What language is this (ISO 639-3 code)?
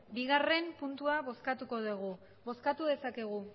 eus